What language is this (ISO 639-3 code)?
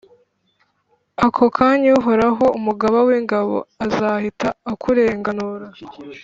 kin